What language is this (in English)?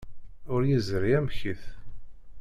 Kabyle